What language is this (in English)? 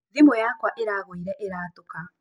Kikuyu